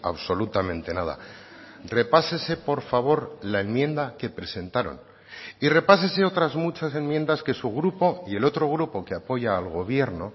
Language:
Spanish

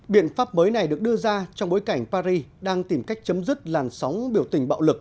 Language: Vietnamese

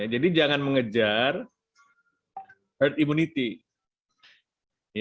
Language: Indonesian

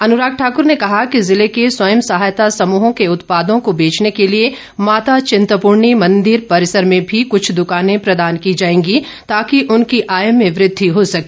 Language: Hindi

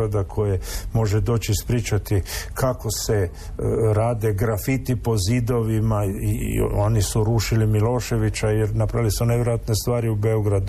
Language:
Croatian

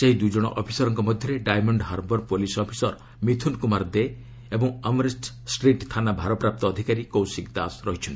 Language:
Odia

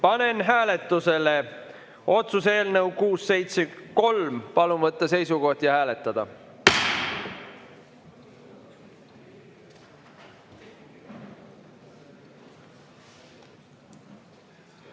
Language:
Estonian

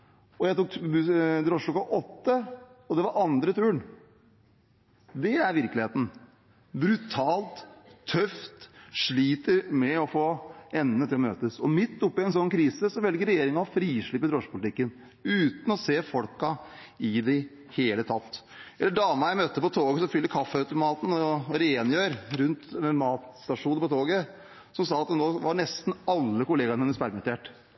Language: Norwegian Bokmål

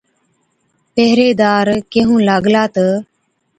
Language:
Od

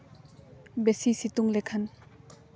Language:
Santali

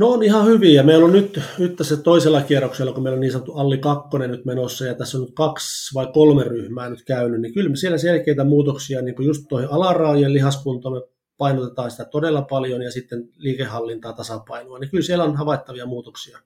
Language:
Finnish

